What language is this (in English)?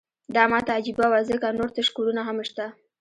Pashto